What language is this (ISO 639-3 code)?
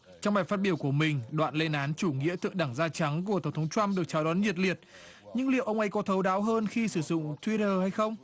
vie